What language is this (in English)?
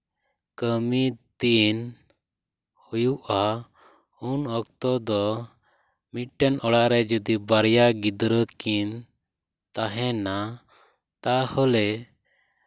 Santali